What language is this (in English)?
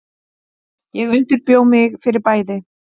Icelandic